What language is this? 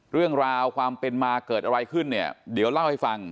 Thai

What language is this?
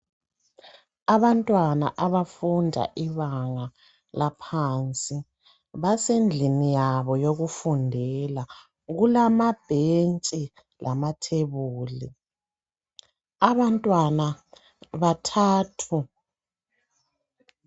North Ndebele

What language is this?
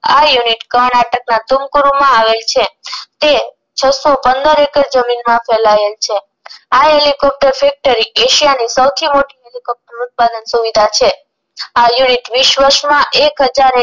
Gujarati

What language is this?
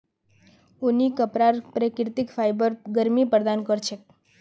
Magahi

